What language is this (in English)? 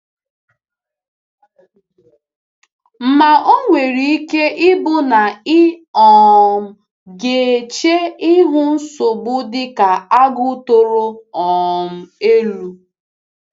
Igbo